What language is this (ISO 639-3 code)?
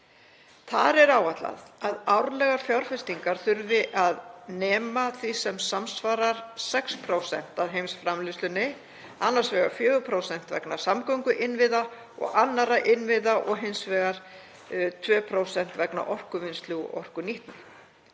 isl